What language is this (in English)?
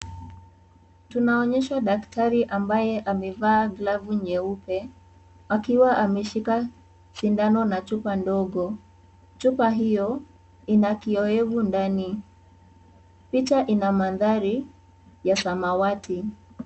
Swahili